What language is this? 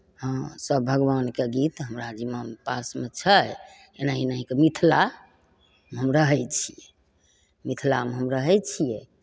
Maithili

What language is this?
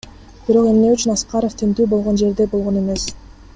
Kyrgyz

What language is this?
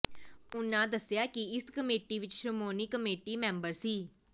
Punjabi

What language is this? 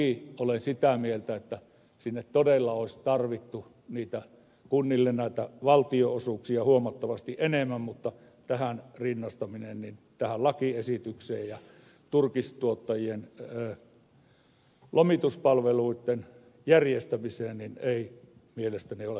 Finnish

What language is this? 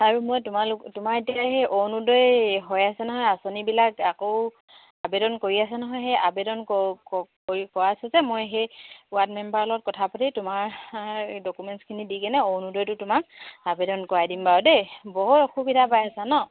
Assamese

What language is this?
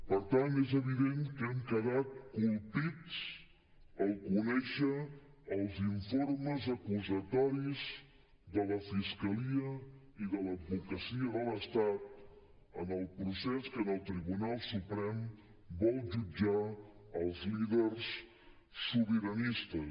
Catalan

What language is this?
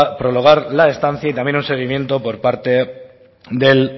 Spanish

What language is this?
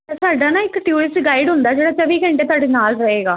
Punjabi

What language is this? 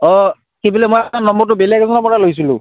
Assamese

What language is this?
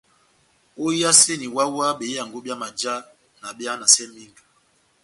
Batanga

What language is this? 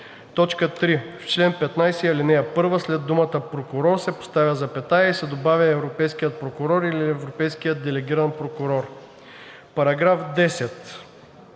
Bulgarian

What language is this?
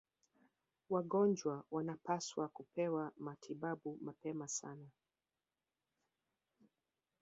Swahili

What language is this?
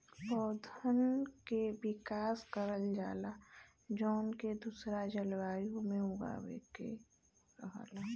Bhojpuri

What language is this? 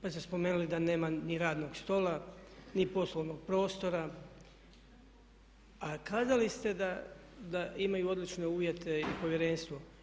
Croatian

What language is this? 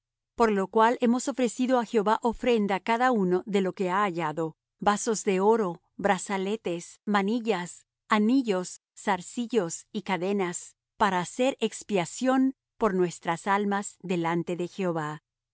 Spanish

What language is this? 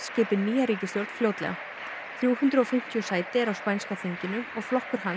Icelandic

